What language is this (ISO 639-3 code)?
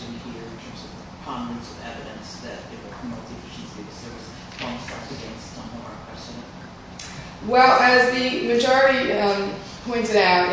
eng